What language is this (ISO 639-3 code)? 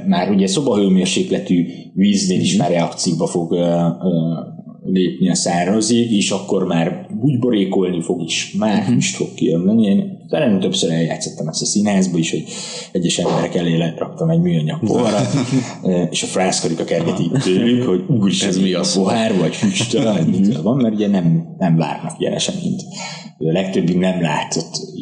hun